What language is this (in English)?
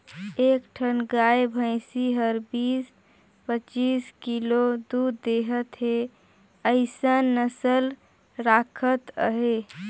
Chhattisgarhi